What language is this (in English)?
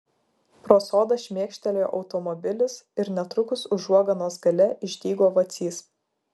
Lithuanian